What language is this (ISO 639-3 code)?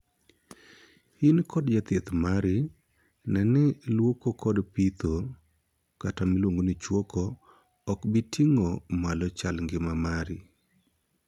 luo